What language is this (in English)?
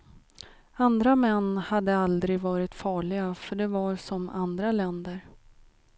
Swedish